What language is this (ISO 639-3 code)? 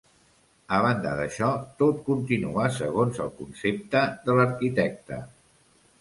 cat